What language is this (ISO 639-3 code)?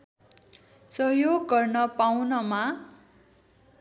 nep